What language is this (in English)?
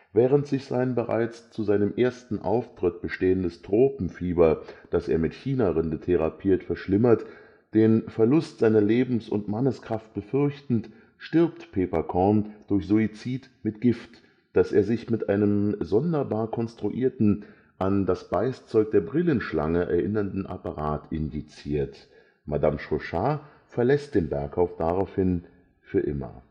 German